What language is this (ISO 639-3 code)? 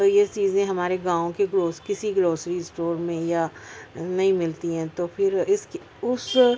urd